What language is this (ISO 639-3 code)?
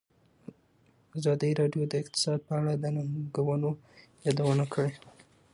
pus